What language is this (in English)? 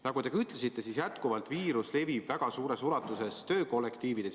Estonian